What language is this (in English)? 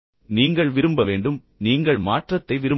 Tamil